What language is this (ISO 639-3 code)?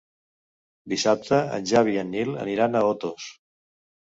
cat